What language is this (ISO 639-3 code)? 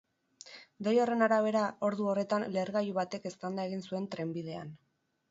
eus